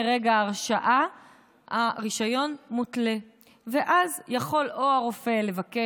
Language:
Hebrew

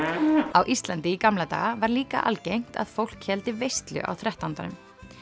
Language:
Icelandic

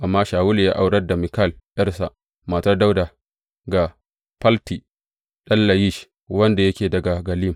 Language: Hausa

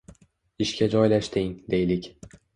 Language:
Uzbek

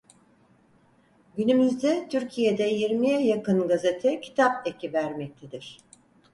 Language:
Turkish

